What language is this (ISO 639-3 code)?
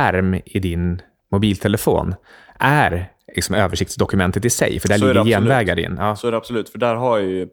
swe